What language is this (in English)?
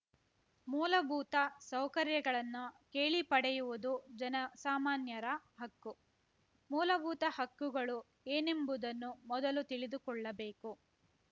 Kannada